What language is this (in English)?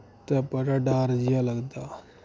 Dogri